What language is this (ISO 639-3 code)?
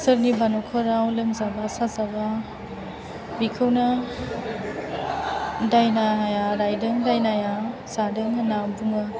brx